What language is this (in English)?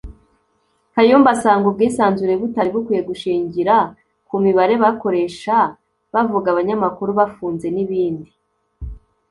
Kinyarwanda